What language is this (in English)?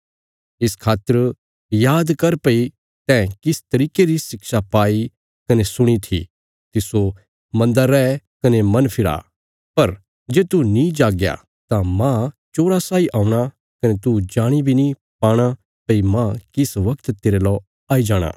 Bilaspuri